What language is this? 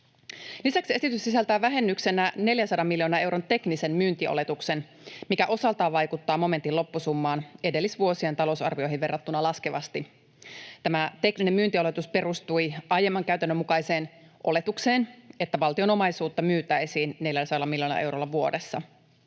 Finnish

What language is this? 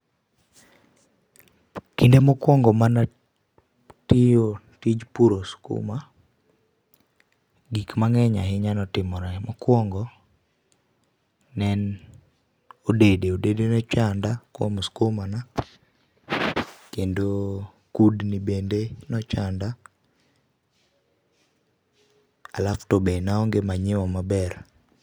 Luo (Kenya and Tanzania)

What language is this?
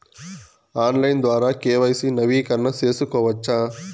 Telugu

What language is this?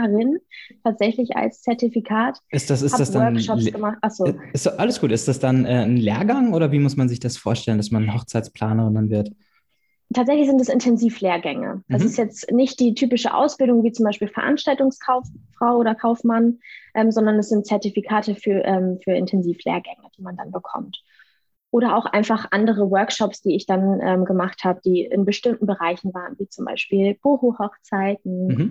German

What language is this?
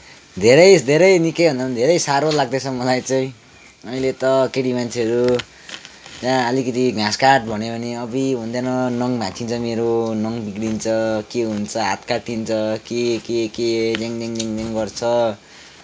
Nepali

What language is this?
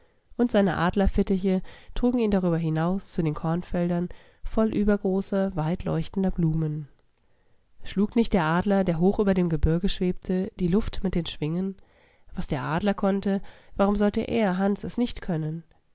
German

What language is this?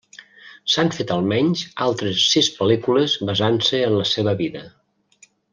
Catalan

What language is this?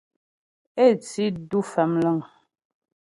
Ghomala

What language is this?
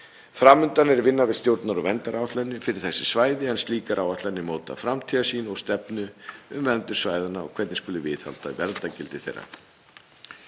Icelandic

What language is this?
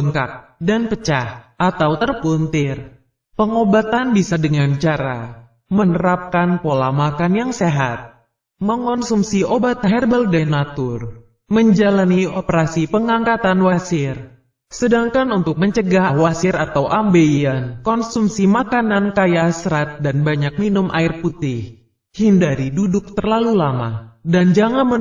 Indonesian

